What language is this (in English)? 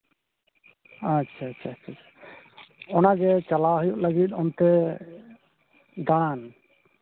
Santali